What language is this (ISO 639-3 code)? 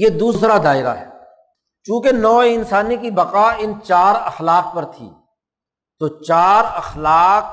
urd